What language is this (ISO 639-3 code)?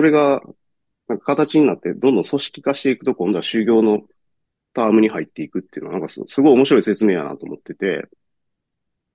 jpn